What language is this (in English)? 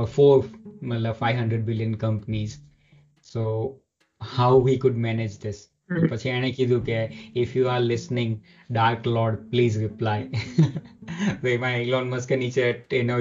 Gujarati